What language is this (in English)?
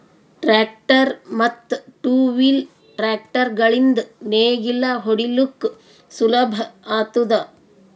Kannada